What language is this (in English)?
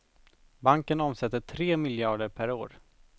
Swedish